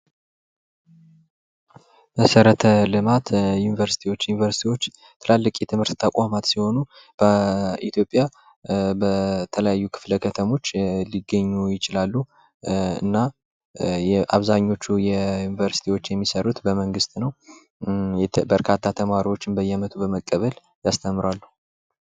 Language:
Amharic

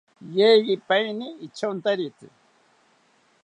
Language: South Ucayali Ashéninka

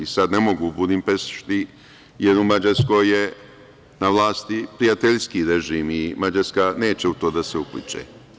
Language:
Serbian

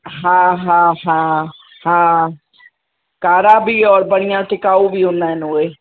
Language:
Sindhi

